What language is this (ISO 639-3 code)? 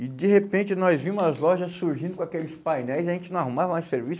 por